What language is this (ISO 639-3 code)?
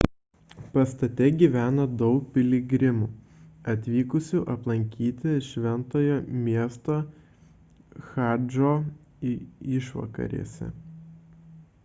lit